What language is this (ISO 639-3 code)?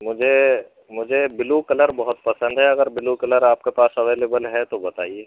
urd